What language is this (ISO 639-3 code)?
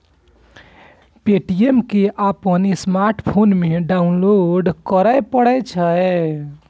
mai